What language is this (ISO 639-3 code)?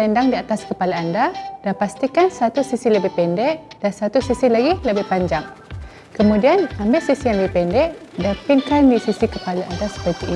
msa